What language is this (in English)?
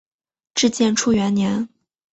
Chinese